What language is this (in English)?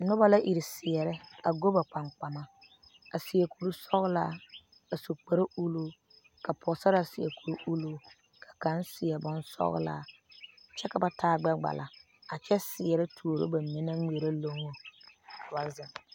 Southern Dagaare